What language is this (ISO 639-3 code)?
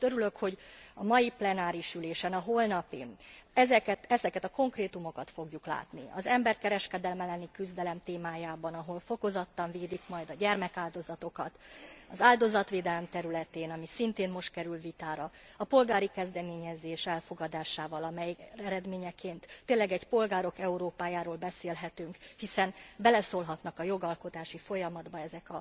hun